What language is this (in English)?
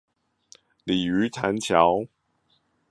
Chinese